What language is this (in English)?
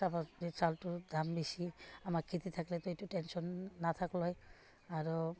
Assamese